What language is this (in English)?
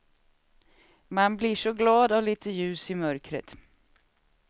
Swedish